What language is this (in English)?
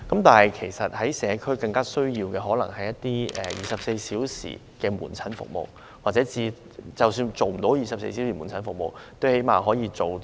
Cantonese